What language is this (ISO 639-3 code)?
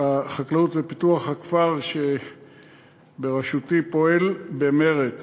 heb